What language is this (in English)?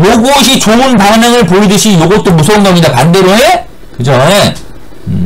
Korean